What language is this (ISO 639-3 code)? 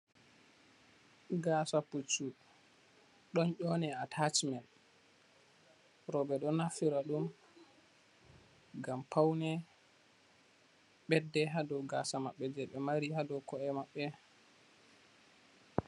ful